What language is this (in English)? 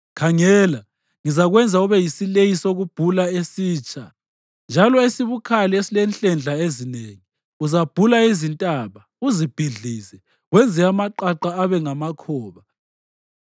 North Ndebele